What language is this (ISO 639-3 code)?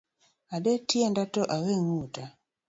luo